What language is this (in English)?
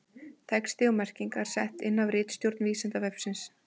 Icelandic